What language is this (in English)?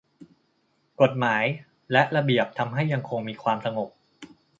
Thai